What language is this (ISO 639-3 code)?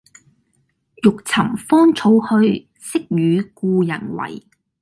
yue